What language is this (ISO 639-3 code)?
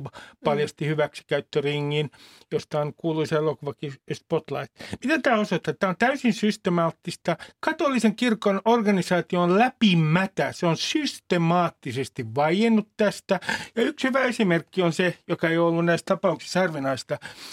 fin